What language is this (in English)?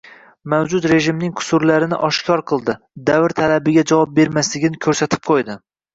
Uzbek